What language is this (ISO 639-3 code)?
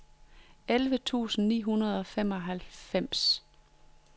dan